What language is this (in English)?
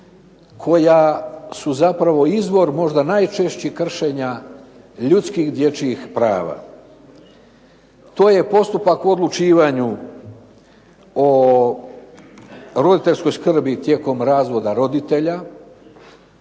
Croatian